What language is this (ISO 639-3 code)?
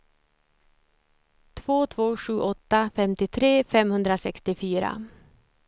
swe